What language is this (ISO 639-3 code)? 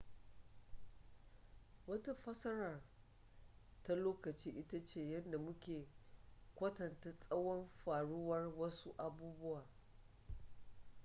hau